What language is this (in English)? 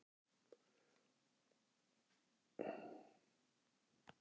Icelandic